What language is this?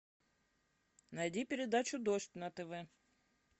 Russian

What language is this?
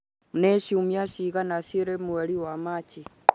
Kikuyu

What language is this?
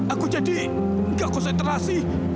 Indonesian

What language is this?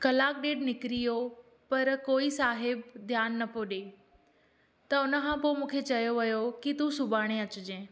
Sindhi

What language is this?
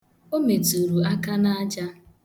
Igbo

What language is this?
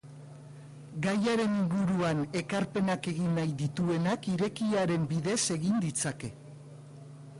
Basque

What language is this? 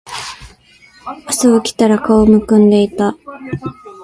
Japanese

